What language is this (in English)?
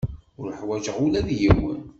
Kabyle